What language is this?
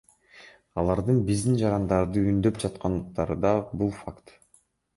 Kyrgyz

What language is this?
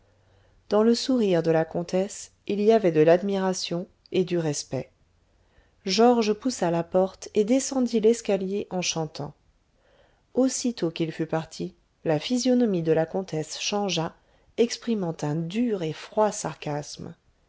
French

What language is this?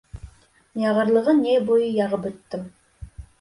Bashkir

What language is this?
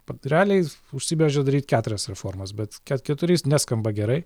Lithuanian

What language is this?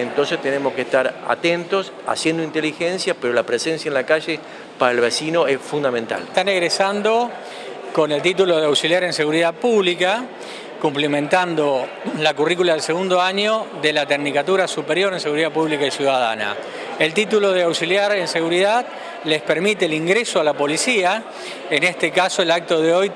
Spanish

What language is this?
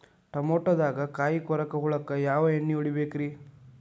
Kannada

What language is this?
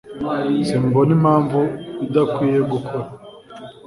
Kinyarwanda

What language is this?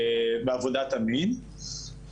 Hebrew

